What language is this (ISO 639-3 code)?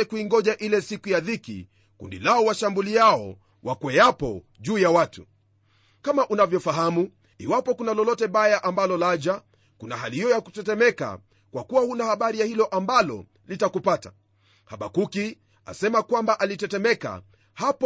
swa